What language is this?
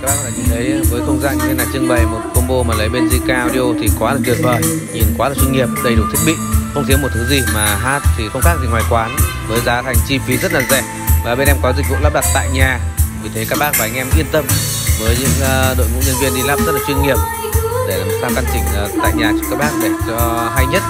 Vietnamese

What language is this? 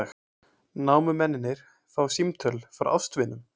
Icelandic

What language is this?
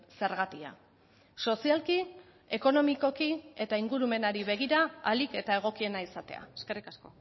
Basque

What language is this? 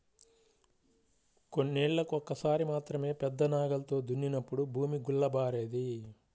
Telugu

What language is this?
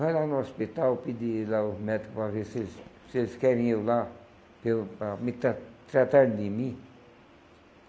Portuguese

